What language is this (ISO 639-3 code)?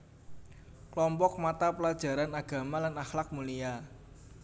jav